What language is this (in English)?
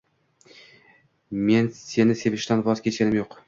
Uzbek